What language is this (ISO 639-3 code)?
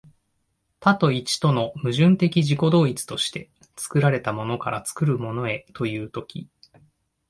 jpn